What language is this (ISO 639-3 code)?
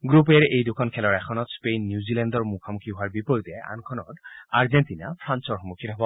asm